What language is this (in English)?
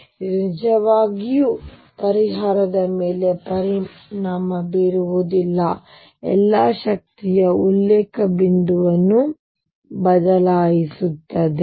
Kannada